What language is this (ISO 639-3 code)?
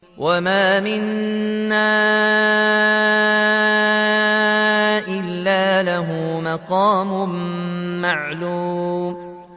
ara